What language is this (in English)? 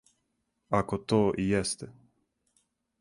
Serbian